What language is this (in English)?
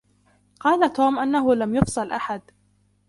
Arabic